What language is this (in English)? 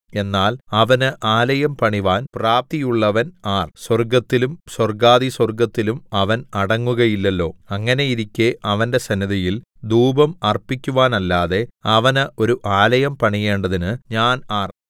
Malayalam